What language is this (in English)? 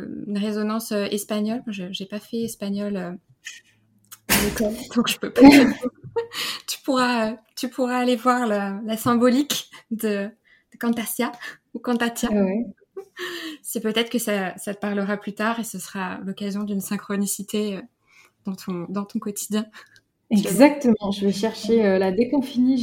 French